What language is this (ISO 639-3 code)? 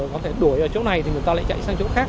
vie